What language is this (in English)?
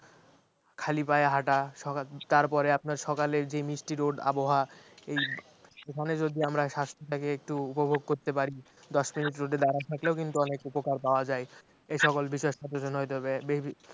Bangla